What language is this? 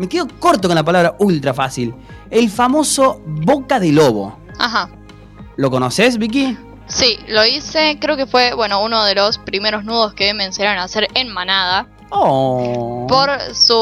Spanish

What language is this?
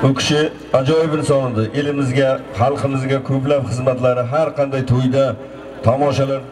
Turkish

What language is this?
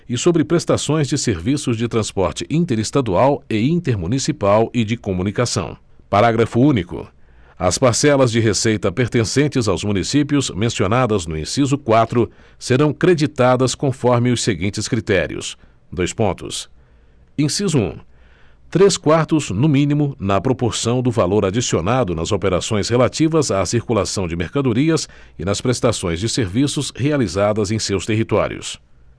Portuguese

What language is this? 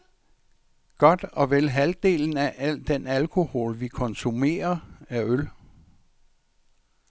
Danish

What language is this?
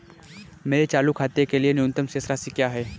Hindi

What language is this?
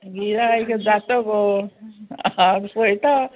Konkani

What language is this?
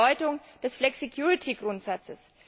German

